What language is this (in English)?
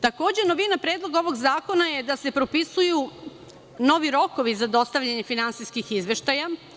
Serbian